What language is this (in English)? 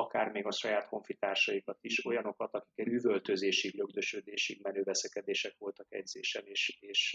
Hungarian